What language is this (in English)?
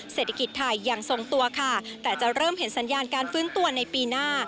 Thai